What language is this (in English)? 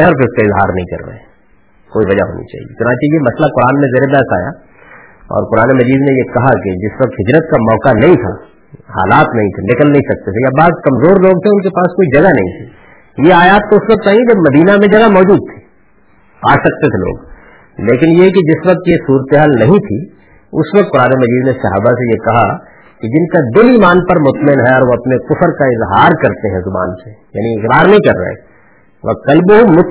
Urdu